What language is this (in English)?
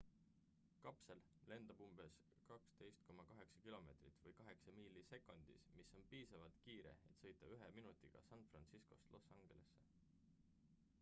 Estonian